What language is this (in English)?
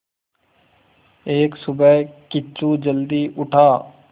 Hindi